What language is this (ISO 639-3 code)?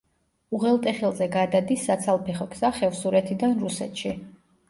kat